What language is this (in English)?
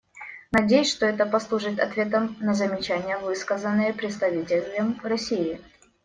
Russian